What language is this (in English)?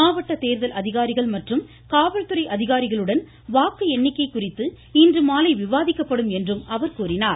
Tamil